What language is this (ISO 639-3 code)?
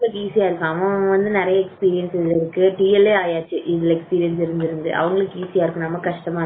tam